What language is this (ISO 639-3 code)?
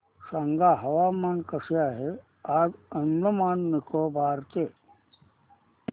mar